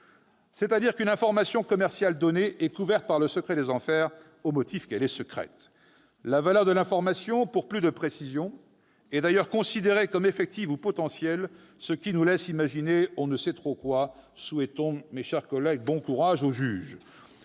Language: French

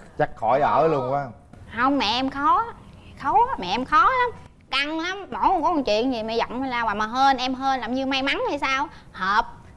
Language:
Vietnamese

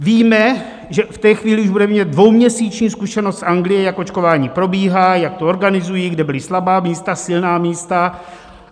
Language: Czech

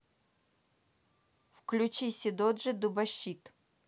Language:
Russian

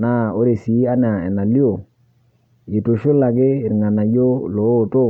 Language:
Masai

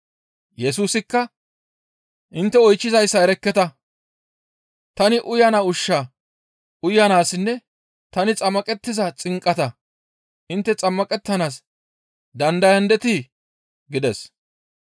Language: Gamo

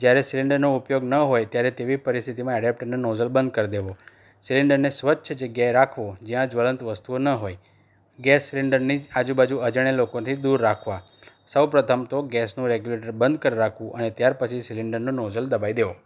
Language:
Gujarati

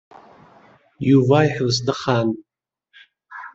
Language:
Kabyle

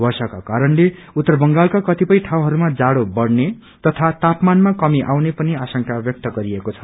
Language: Nepali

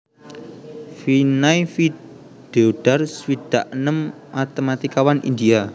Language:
Javanese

